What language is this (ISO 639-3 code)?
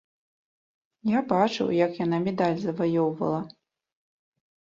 bel